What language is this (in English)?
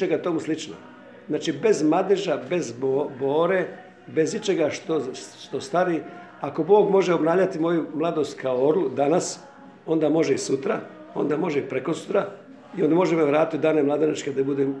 Croatian